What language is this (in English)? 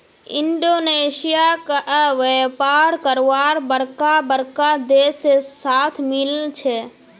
Magahi